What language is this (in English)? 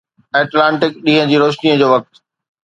Sindhi